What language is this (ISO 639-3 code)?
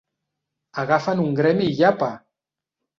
cat